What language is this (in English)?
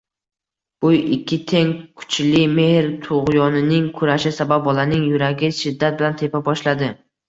Uzbek